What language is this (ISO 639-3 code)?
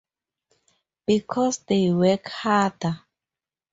eng